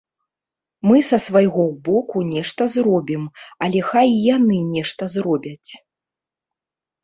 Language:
Belarusian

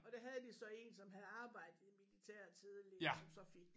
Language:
Danish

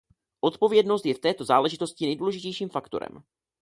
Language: Czech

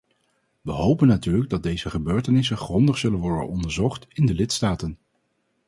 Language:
Dutch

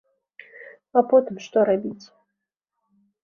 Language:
Belarusian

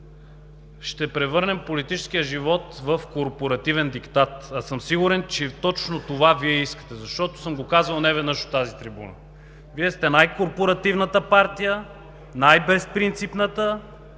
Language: Bulgarian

